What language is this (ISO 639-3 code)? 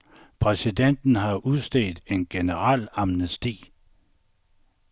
dan